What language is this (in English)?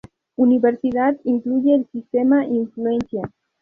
Spanish